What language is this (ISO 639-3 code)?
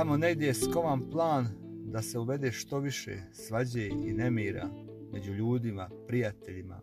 hrv